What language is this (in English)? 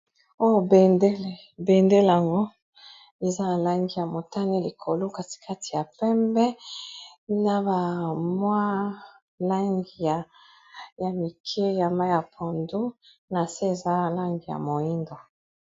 Lingala